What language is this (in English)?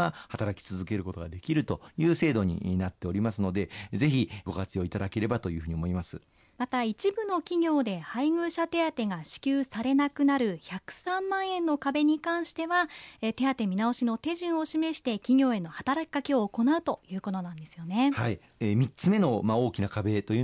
Japanese